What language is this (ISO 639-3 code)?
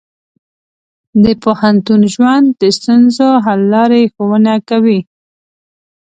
pus